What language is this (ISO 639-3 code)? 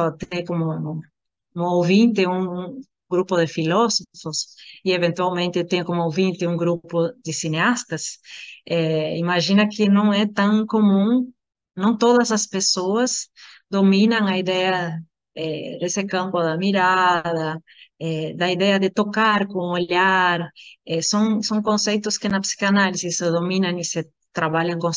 por